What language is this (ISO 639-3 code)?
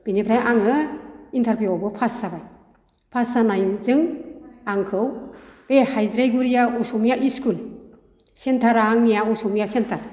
brx